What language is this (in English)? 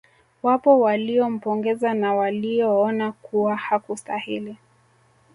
Swahili